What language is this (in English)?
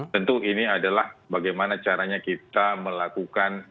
Indonesian